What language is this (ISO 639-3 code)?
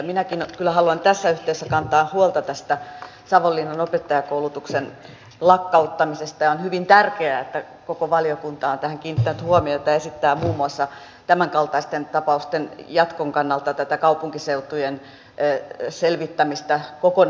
fin